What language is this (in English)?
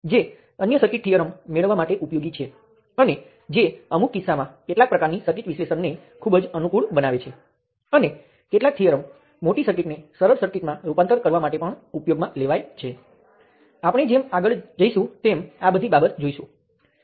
Gujarati